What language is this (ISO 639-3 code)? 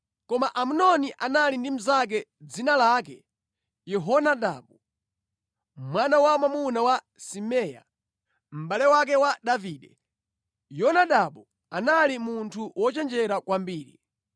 nya